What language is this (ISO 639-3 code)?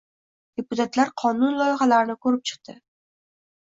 uzb